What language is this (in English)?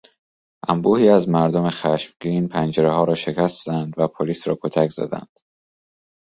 Persian